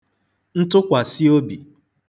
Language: Igbo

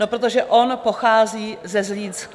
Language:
Czech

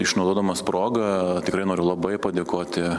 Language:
Lithuanian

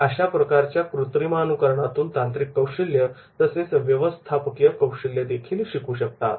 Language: Marathi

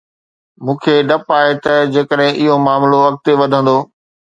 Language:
Sindhi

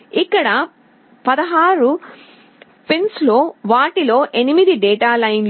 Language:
Telugu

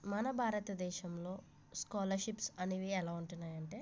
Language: Telugu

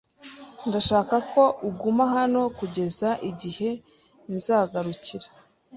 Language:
Kinyarwanda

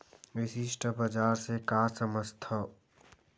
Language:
Chhattisgarhi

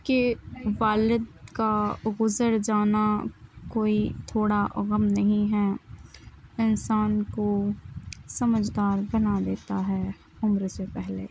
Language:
Urdu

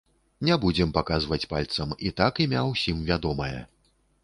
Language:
Belarusian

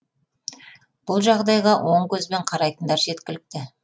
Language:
Kazakh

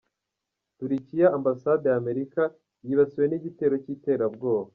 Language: Kinyarwanda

